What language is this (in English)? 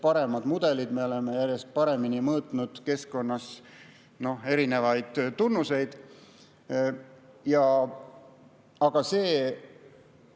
Estonian